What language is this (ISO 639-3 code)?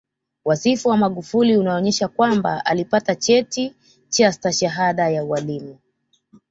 swa